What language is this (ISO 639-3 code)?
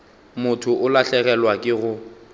nso